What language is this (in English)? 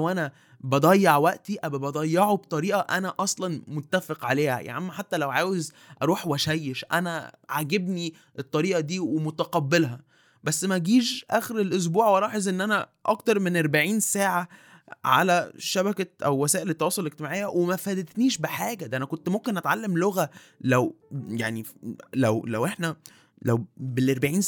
Arabic